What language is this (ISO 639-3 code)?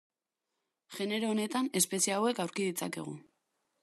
eus